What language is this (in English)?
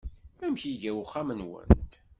Kabyle